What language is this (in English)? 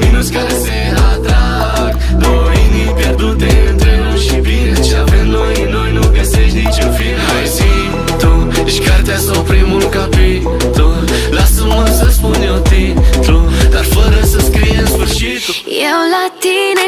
Romanian